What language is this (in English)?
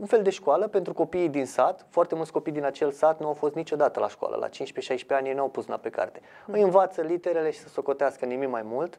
Romanian